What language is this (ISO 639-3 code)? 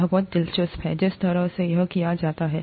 hin